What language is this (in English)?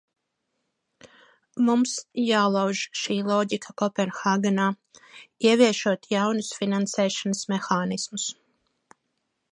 Latvian